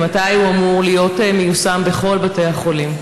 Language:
Hebrew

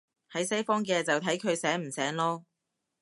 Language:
Cantonese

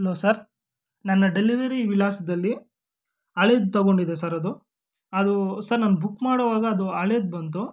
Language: Kannada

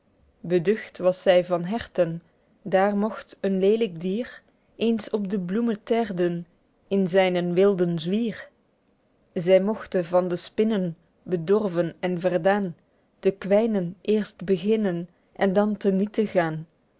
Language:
Dutch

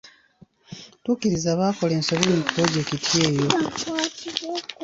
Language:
Ganda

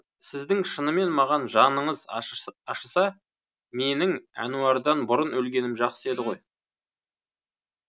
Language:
Kazakh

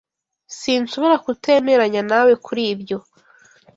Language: Kinyarwanda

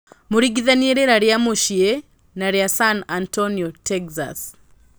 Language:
Kikuyu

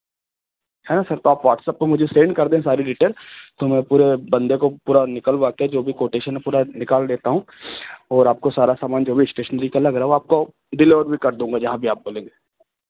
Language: Hindi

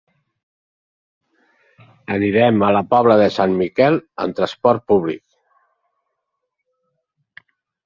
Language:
Catalan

